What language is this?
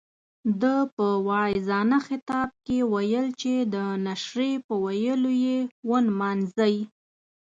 Pashto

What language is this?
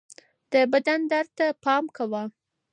Pashto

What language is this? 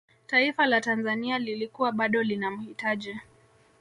Swahili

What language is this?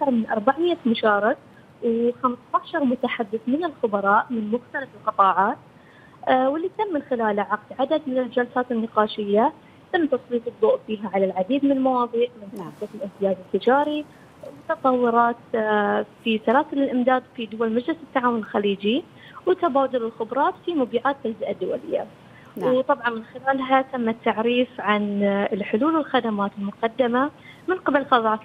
Arabic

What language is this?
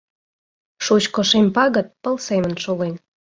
Mari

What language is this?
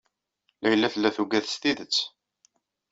Kabyle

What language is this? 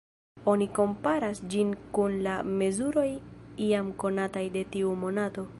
Esperanto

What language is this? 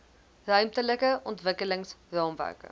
Afrikaans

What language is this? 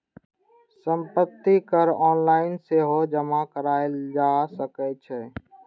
Maithili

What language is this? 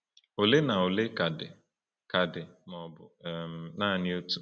Igbo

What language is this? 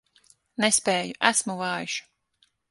Latvian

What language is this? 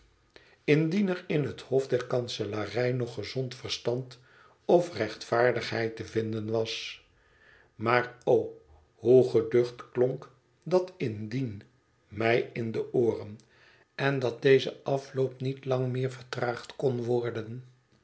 Dutch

